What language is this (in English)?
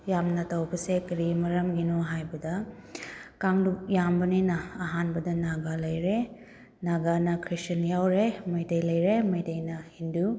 Manipuri